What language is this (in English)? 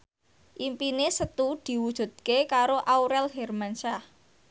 Javanese